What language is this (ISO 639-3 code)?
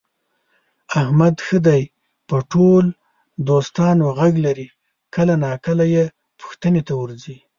pus